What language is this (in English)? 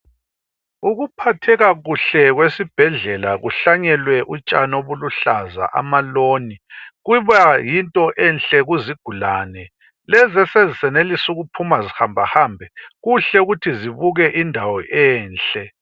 North Ndebele